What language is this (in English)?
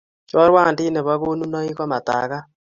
Kalenjin